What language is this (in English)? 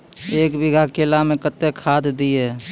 Maithili